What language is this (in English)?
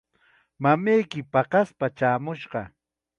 Chiquián Ancash Quechua